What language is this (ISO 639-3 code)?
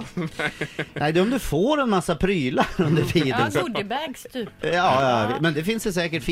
swe